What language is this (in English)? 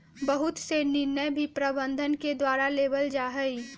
Magahi